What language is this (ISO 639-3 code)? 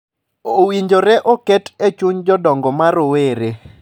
luo